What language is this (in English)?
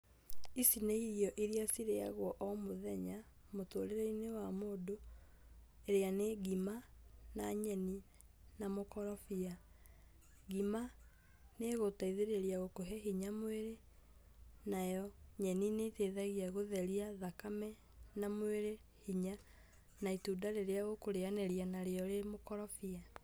Kikuyu